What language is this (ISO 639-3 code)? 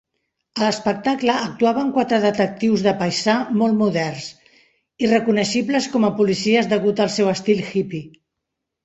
cat